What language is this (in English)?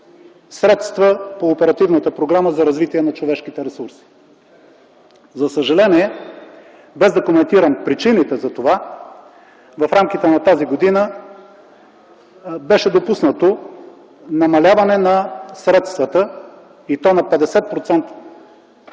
Bulgarian